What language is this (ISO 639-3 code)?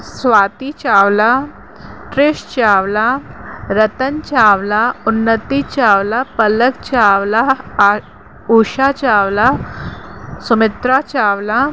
snd